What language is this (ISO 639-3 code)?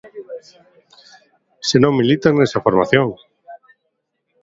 glg